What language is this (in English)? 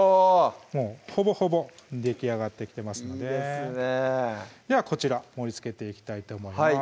Japanese